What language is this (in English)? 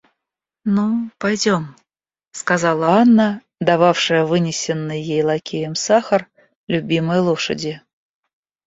Russian